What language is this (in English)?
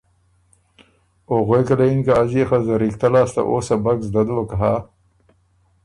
Ormuri